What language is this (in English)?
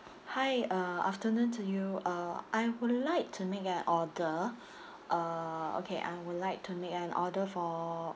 English